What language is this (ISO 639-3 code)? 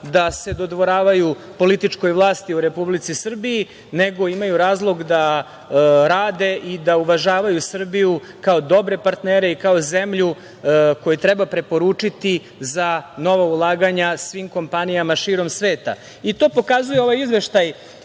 srp